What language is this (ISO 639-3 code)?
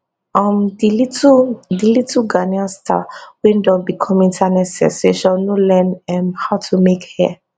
pcm